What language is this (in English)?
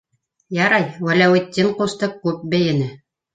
Bashkir